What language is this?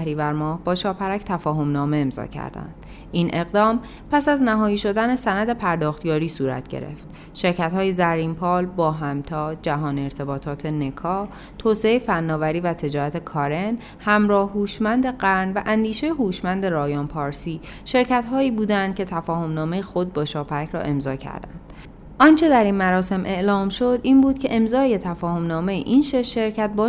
Persian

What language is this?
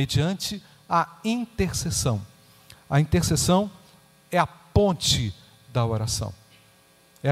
Portuguese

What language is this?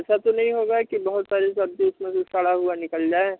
Hindi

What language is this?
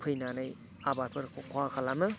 Bodo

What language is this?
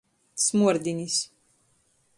Latgalian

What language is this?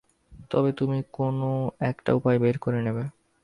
Bangla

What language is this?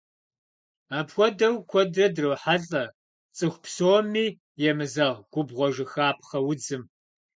Kabardian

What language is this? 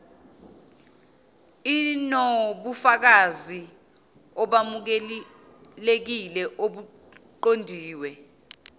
Zulu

